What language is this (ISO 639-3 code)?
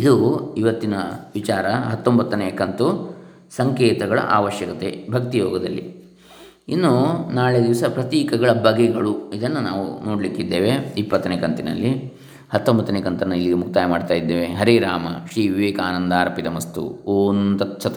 kan